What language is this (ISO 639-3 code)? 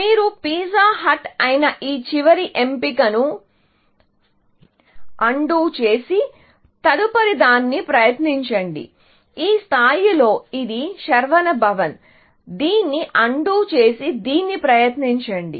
tel